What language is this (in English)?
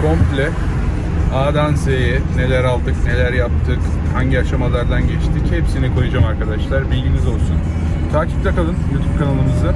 Turkish